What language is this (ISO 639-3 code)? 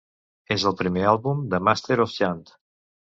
cat